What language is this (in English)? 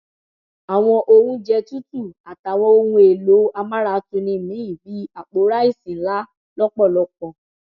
Yoruba